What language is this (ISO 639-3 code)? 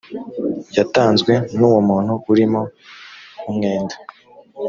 kin